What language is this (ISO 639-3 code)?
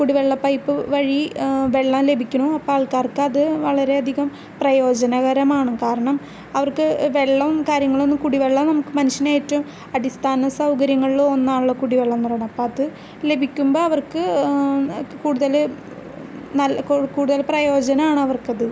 mal